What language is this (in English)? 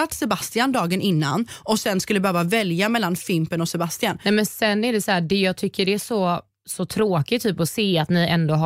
Swedish